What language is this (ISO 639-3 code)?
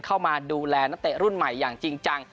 tha